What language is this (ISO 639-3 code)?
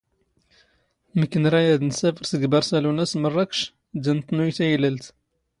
zgh